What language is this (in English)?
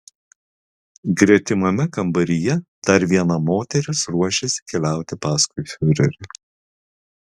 Lithuanian